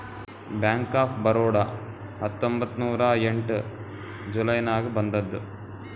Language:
Kannada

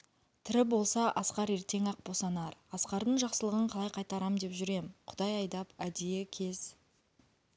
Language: Kazakh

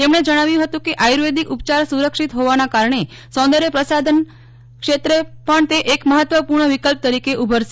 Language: Gujarati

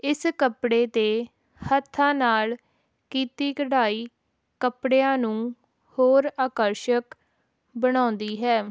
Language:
Punjabi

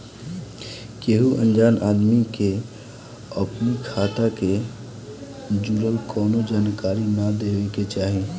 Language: Bhojpuri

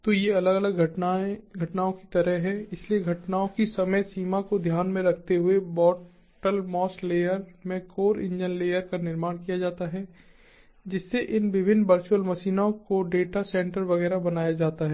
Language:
Hindi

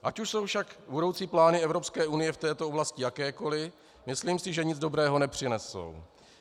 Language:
Czech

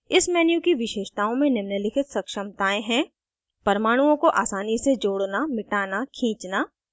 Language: Hindi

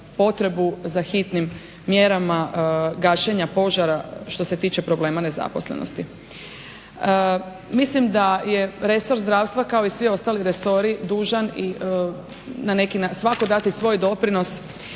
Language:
Croatian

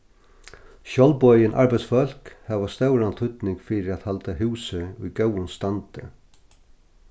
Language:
Faroese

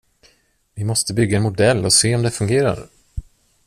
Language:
Swedish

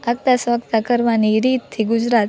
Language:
Gujarati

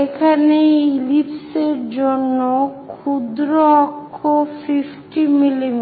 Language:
Bangla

